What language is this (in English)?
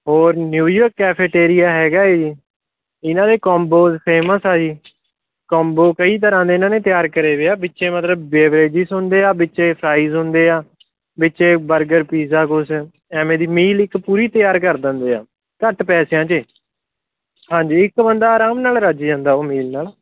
Punjabi